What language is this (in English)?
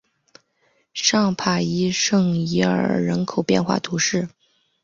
Chinese